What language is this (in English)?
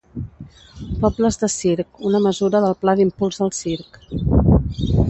Catalan